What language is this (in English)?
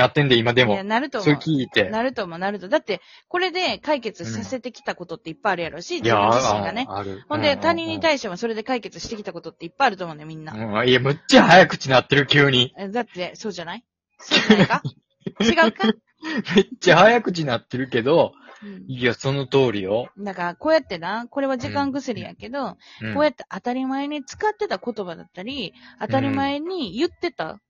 Japanese